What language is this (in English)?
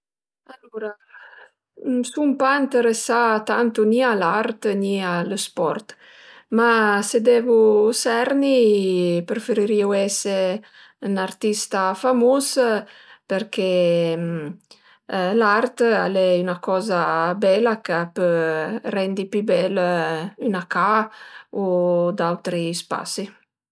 Piedmontese